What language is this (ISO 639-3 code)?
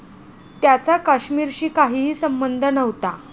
mar